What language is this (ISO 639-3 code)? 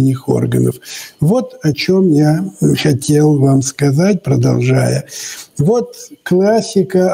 rus